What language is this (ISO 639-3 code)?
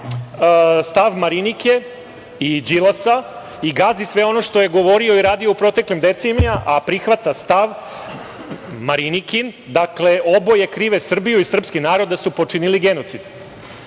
srp